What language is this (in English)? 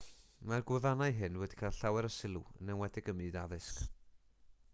Welsh